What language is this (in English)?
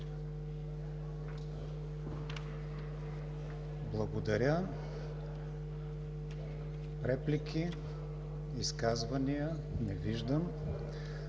Bulgarian